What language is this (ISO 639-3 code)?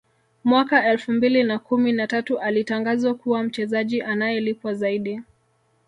swa